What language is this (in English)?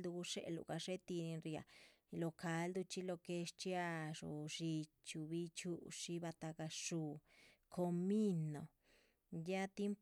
Chichicapan Zapotec